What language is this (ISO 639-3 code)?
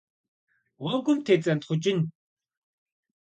kbd